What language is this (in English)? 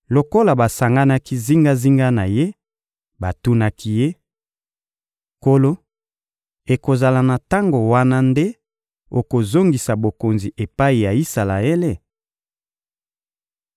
Lingala